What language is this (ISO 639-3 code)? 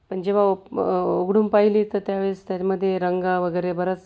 mar